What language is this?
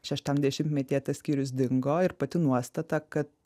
Lithuanian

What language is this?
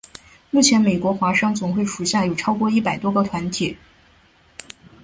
Chinese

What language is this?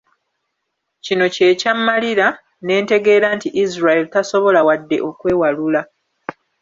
Ganda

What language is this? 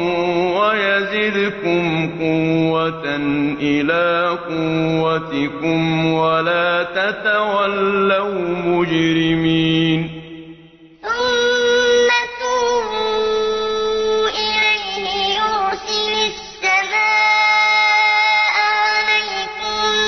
Arabic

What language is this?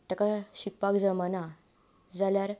Konkani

